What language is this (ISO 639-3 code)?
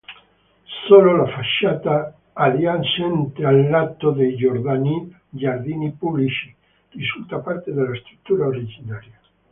ita